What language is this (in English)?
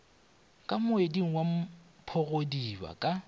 Northern Sotho